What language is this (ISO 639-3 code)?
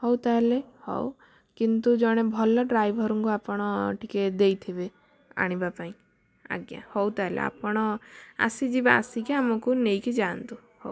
ori